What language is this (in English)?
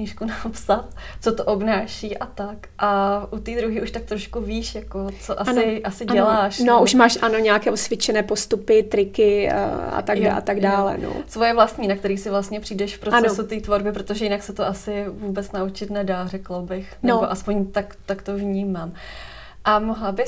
Czech